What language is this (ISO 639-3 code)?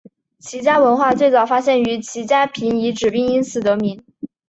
zho